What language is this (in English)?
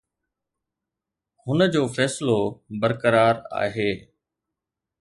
Sindhi